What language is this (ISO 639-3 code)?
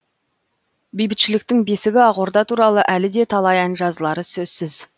kaz